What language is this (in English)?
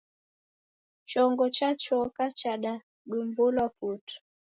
Taita